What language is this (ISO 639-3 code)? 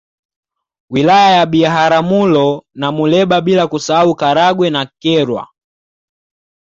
swa